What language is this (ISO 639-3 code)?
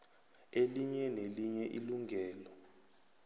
nbl